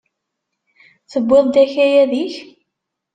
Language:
Kabyle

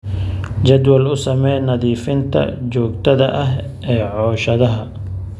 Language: Somali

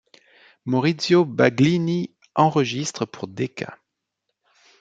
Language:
French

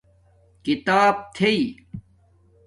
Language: Domaaki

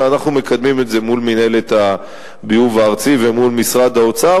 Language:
Hebrew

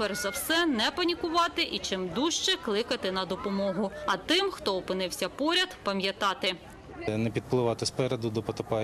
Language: Ukrainian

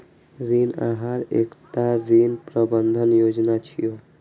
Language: Maithili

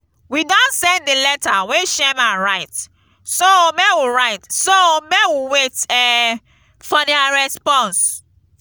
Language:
Nigerian Pidgin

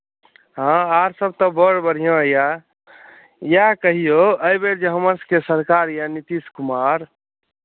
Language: Maithili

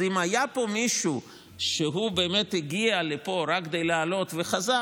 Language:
Hebrew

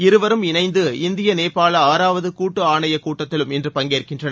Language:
Tamil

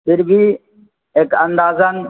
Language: Urdu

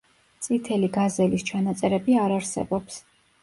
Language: Georgian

